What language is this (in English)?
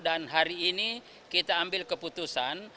Indonesian